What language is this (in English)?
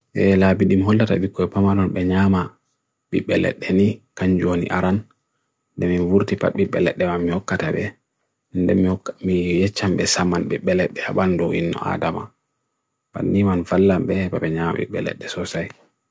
Bagirmi Fulfulde